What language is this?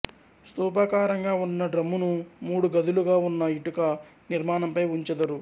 Telugu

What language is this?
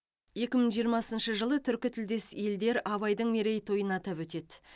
Kazakh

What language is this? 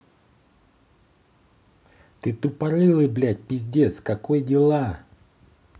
Russian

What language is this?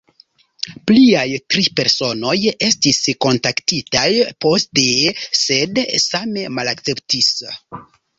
Esperanto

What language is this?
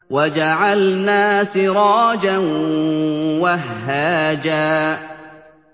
Arabic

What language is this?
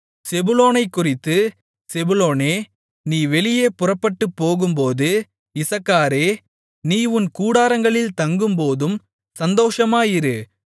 Tamil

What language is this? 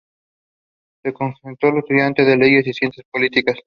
Spanish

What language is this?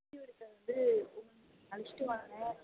Tamil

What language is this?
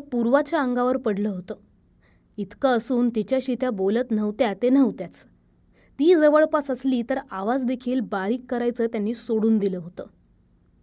Marathi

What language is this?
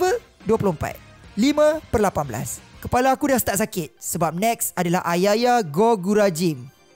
Malay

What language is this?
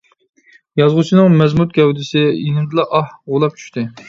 Uyghur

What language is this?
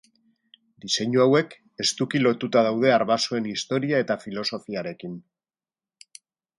Basque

